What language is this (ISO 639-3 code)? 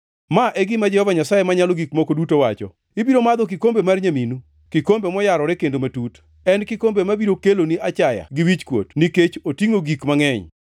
luo